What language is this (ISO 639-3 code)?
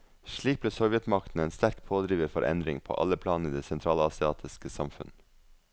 nor